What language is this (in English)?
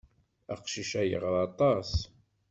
Kabyle